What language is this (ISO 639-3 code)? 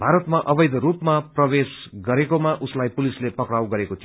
nep